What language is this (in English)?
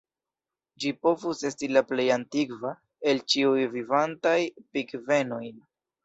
Esperanto